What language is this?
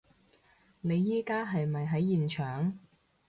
Cantonese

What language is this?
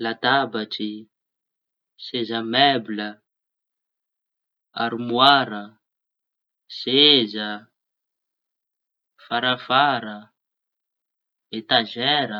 Tanosy Malagasy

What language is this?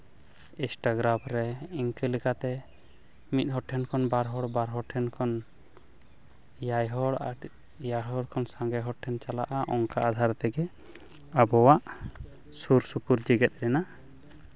Santali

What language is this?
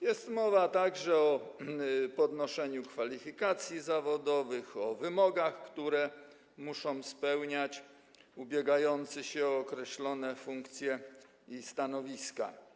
Polish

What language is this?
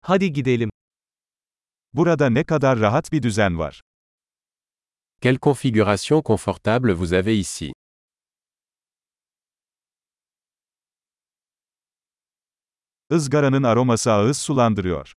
Turkish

